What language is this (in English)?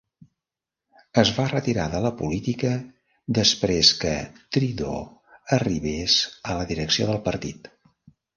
Catalan